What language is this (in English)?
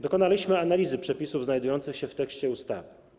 Polish